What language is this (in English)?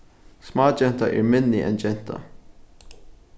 Faroese